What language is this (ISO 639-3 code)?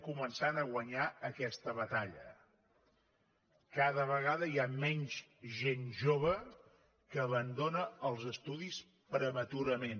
cat